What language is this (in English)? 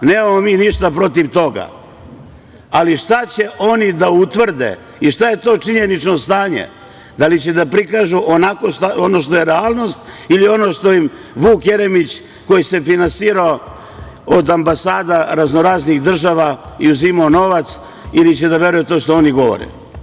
Serbian